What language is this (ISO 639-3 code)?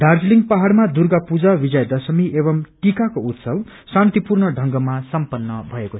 nep